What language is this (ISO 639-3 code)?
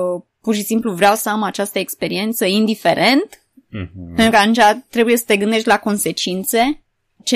ron